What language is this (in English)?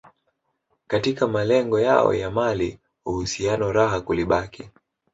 Swahili